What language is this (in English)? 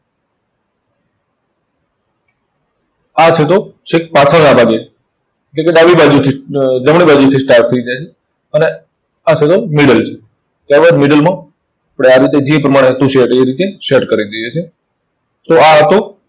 Gujarati